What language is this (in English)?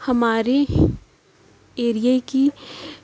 Urdu